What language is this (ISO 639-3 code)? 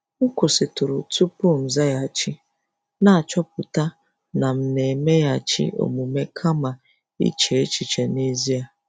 ibo